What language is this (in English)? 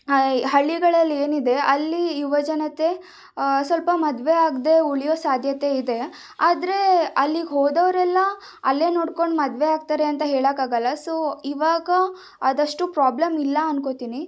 Kannada